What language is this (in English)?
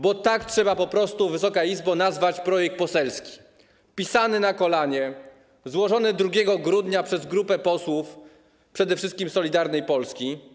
Polish